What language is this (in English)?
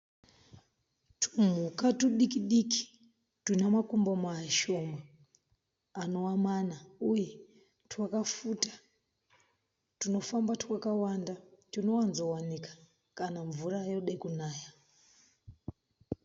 Shona